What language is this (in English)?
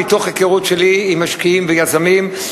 Hebrew